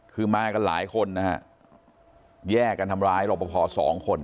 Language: Thai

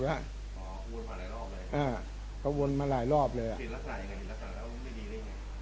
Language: Thai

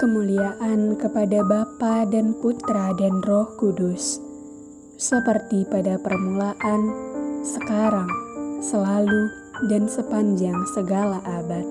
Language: Indonesian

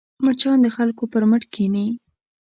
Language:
Pashto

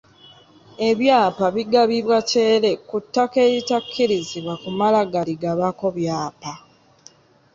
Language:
Ganda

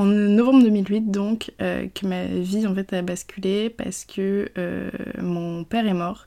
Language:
French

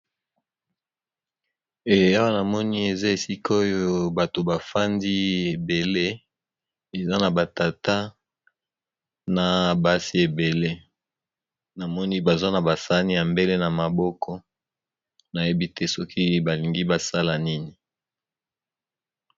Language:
Lingala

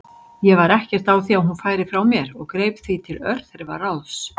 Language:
Icelandic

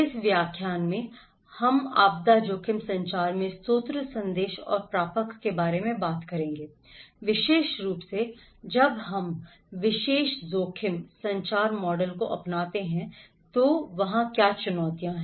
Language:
Hindi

